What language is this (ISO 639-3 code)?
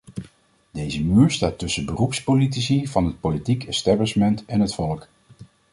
nld